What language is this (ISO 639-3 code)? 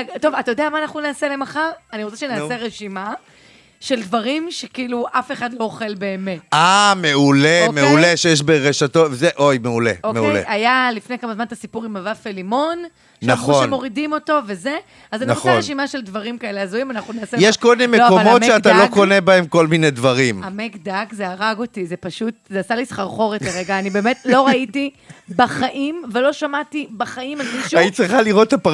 heb